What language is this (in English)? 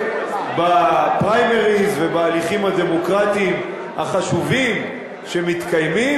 Hebrew